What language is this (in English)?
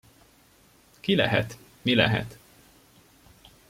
Hungarian